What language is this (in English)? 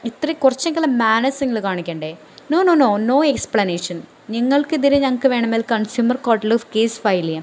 Malayalam